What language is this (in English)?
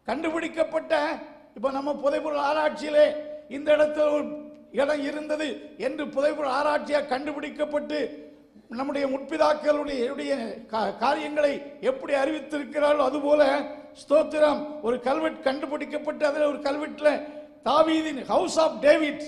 Thai